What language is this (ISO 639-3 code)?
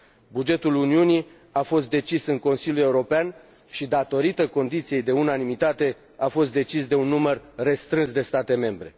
ron